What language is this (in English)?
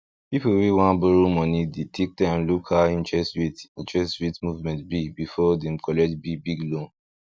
Nigerian Pidgin